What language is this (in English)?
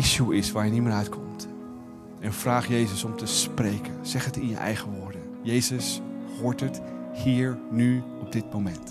Dutch